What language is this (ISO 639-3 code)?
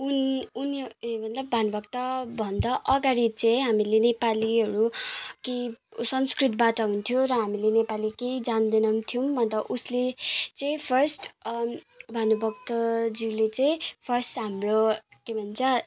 nep